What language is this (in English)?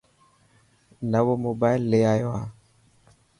Dhatki